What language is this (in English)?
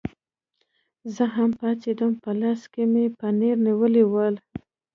Pashto